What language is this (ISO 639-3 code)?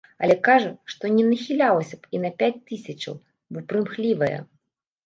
bel